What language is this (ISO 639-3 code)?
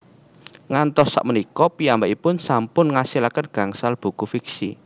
jav